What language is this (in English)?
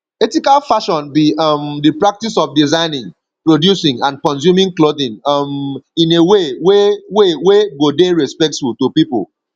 Nigerian Pidgin